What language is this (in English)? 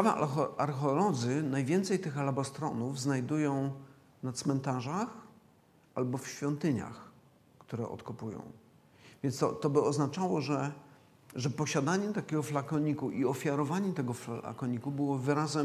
Polish